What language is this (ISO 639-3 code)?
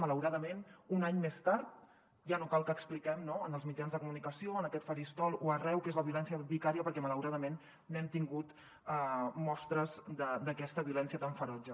cat